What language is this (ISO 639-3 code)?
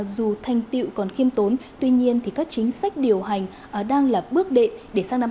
vie